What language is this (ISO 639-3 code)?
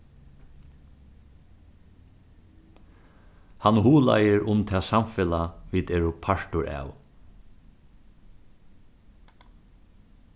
fao